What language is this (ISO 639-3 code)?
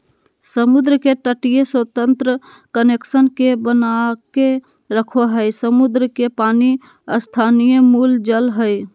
mag